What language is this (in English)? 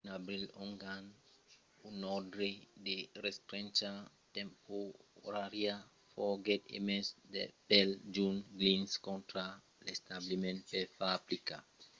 Occitan